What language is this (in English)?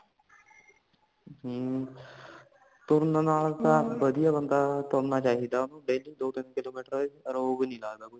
Punjabi